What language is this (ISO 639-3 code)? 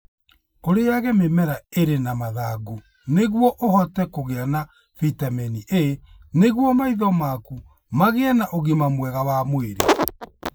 kik